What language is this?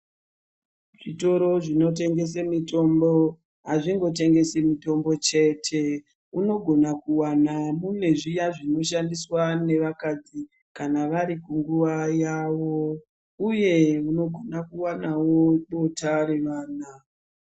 Ndau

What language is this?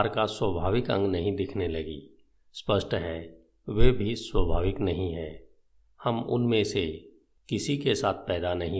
Hindi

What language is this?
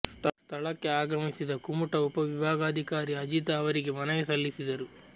Kannada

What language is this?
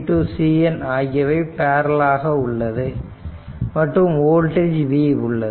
Tamil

